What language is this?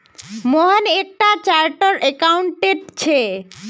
Magahi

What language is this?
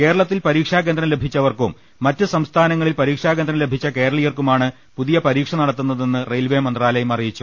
Malayalam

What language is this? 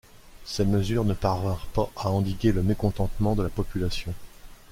French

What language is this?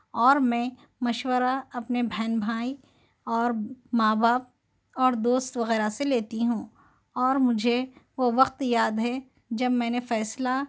Urdu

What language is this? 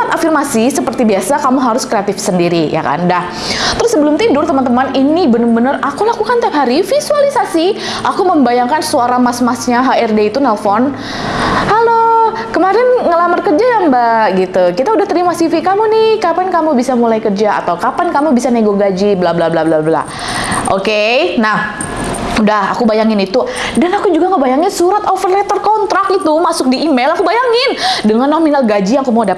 Indonesian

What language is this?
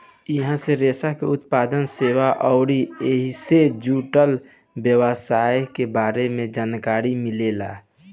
Bhojpuri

